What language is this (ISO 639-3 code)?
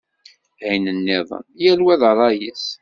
kab